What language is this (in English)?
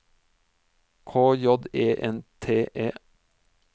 Norwegian